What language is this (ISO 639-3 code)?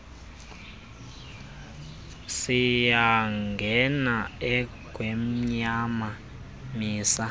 xho